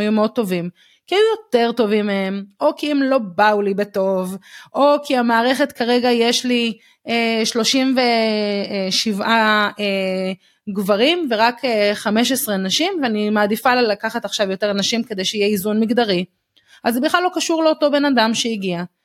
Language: Hebrew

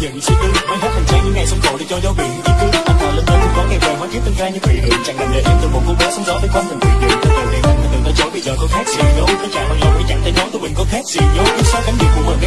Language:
Vietnamese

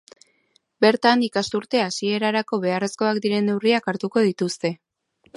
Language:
Basque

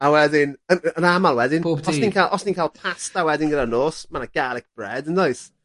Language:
Welsh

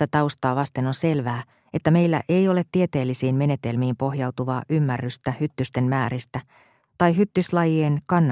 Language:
Finnish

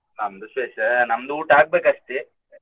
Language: Kannada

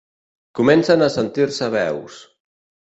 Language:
Catalan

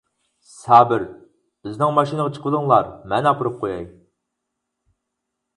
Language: Uyghur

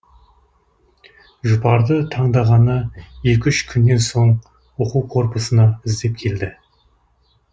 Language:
Kazakh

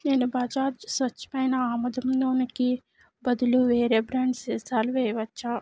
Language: Telugu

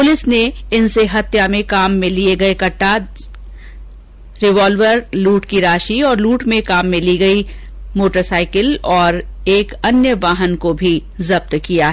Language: Hindi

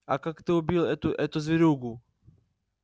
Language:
Russian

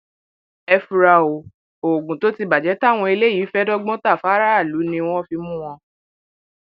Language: Yoruba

